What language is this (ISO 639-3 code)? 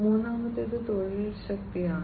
mal